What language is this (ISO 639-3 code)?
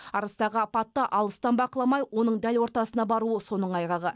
kaz